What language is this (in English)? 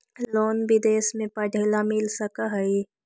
Magahi